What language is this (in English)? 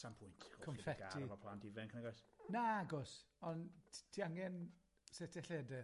Welsh